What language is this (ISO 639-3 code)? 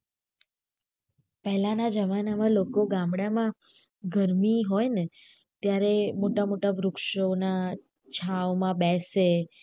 guj